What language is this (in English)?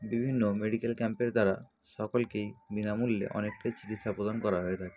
Bangla